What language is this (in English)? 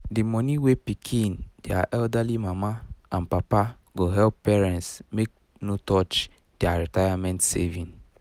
Nigerian Pidgin